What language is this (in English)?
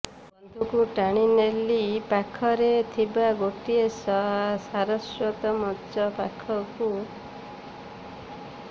Odia